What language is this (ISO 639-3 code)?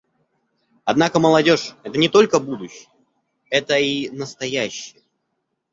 rus